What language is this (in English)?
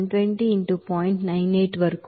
Telugu